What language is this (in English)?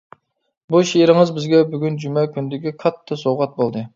Uyghur